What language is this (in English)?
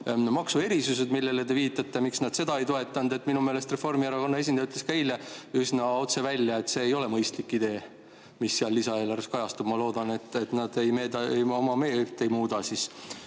Estonian